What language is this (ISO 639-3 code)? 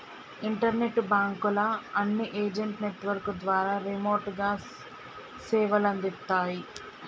tel